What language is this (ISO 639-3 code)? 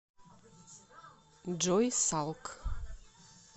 rus